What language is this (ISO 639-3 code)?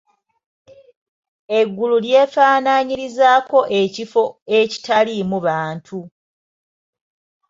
lug